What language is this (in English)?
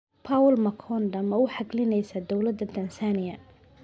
Somali